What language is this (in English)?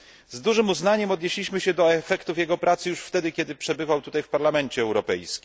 Polish